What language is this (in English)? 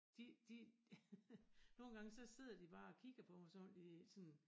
Danish